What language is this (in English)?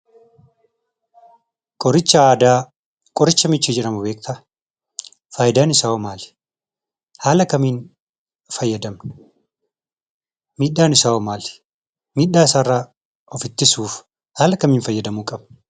Oromo